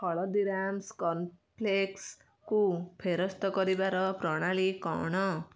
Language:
Odia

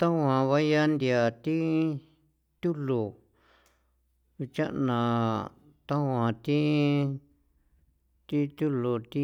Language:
San Felipe Otlaltepec Popoloca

